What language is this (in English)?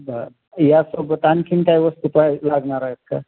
Marathi